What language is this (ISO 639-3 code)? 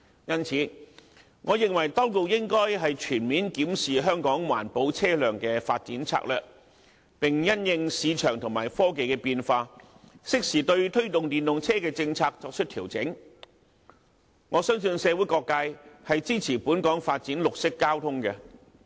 yue